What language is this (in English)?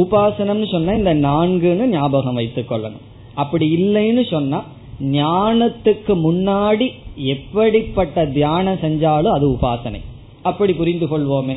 Tamil